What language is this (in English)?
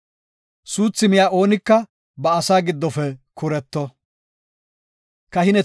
Gofa